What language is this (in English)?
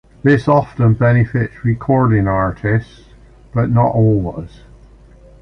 English